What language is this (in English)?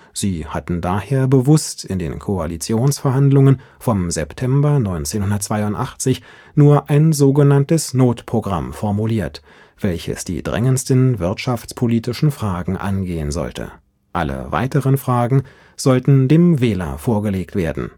German